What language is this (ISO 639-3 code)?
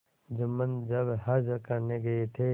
hin